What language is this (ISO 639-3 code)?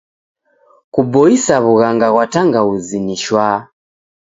dav